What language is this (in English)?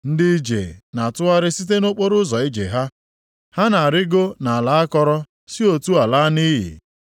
Igbo